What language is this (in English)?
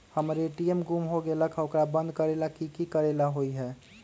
Magahi